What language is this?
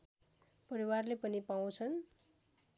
Nepali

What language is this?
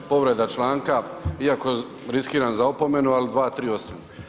Croatian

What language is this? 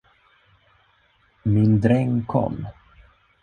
Swedish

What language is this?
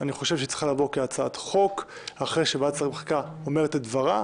Hebrew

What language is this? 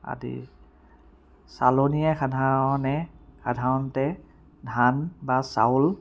Assamese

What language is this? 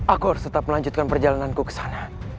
Indonesian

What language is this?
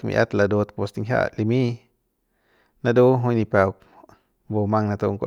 Central Pame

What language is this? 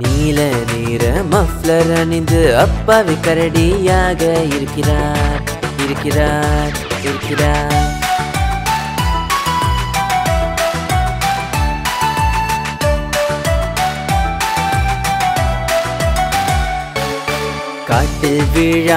Arabic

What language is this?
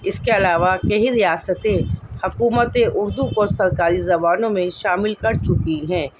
Urdu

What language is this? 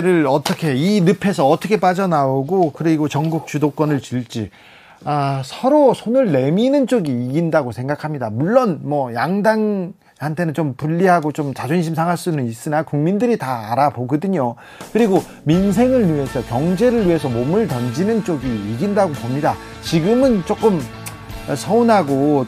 Korean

